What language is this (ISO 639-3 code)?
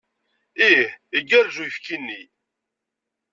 kab